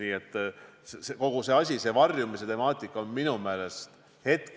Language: Estonian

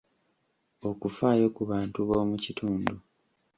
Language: Ganda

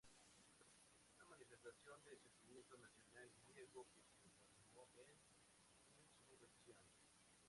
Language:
Spanish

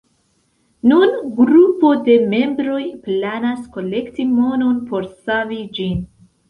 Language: Esperanto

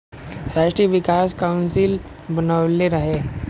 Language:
Bhojpuri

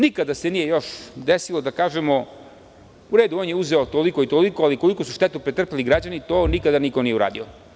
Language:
Serbian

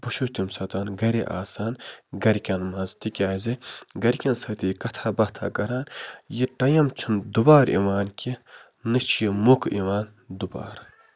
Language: Kashmiri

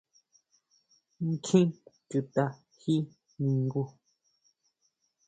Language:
Huautla Mazatec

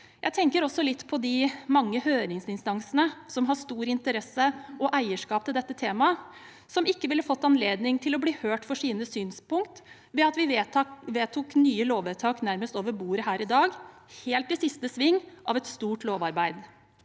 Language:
Norwegian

